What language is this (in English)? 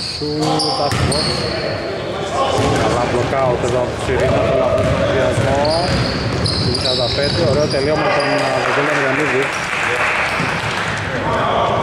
Greek